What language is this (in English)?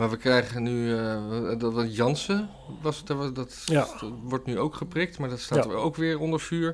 Dutch